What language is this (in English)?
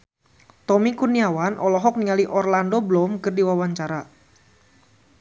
Sundanese